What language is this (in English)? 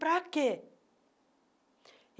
Portuguese